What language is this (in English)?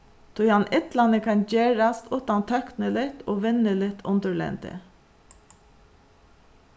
Faroese